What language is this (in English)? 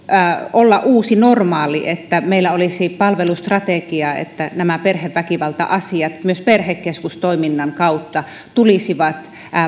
Finnish